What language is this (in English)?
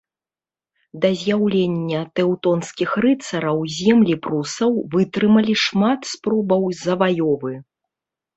Belarusian